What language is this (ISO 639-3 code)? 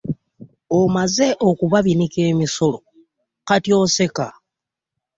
lug